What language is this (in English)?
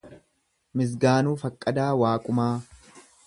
Oromo